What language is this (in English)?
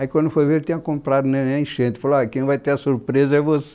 Portuguese